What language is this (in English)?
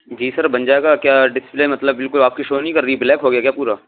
Urdu